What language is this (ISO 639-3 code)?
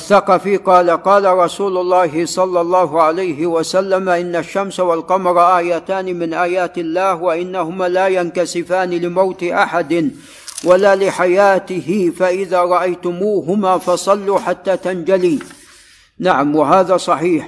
ara